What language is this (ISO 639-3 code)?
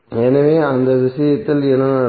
tam